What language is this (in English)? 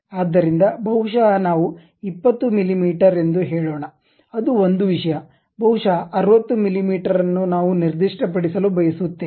Kannada